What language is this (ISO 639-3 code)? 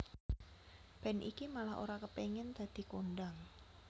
jav